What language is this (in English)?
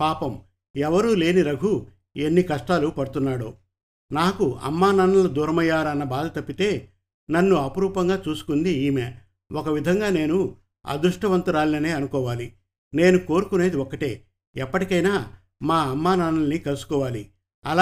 Telugu